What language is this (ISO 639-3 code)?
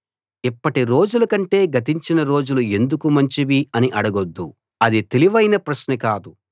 tel